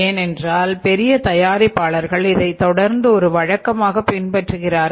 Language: Tamil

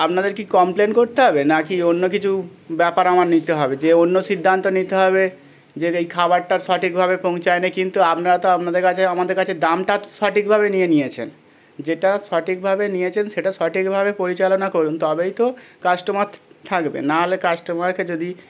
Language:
Bangla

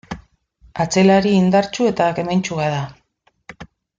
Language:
Basque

